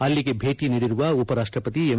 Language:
Kannada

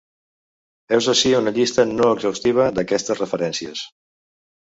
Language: Catalan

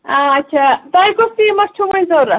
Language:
Kashmiri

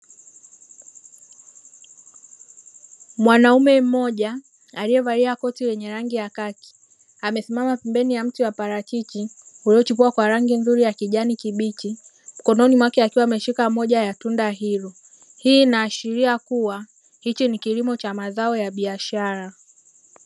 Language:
Swahili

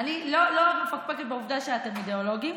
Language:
Hebrew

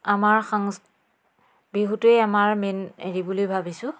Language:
Assamese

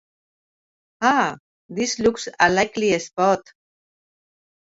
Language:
English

